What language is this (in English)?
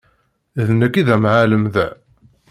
Kabyle